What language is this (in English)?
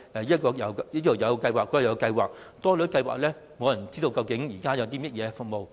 Cantonese